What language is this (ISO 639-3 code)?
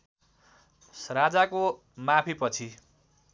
nep